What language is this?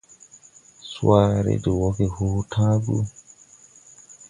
Tupuri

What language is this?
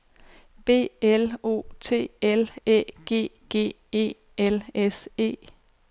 Danish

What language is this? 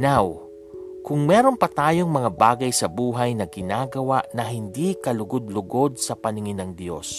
Filipino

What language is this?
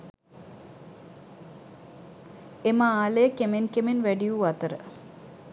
Sinhala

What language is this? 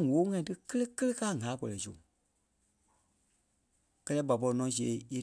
Kpelle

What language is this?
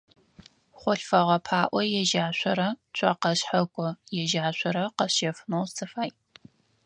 Adyghe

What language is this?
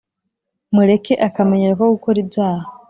Kinyarwanda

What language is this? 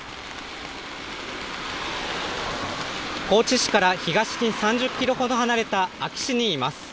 Japanese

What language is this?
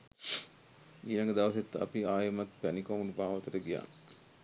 Sinhala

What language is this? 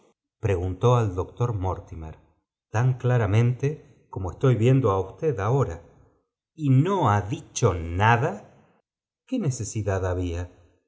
Spanish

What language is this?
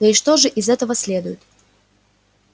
Russian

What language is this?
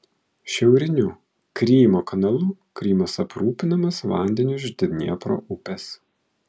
Lithuanian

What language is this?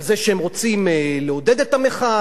Hebrew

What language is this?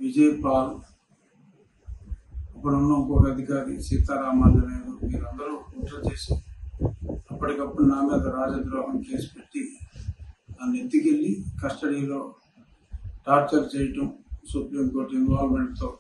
Telugu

